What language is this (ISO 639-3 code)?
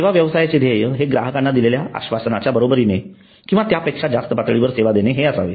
mar